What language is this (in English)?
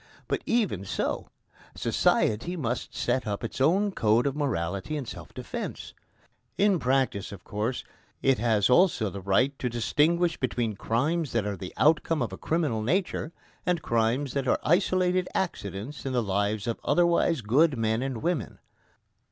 English